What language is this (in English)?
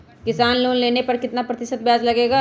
Magahi